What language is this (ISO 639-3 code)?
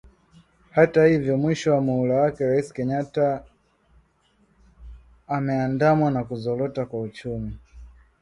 swa